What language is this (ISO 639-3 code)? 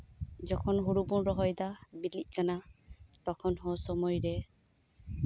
sat